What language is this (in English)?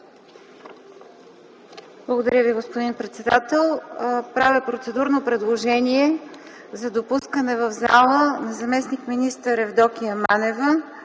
Bulgarian